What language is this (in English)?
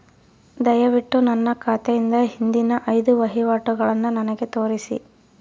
Kannada